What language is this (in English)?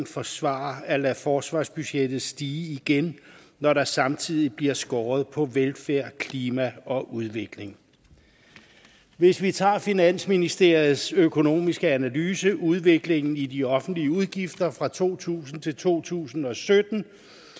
Danish